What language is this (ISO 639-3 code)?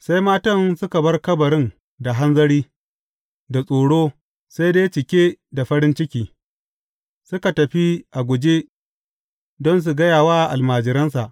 hau